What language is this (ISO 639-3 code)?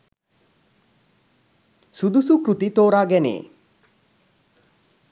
sin